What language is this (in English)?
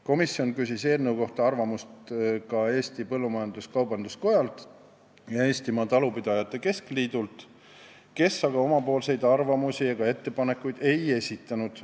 Estonian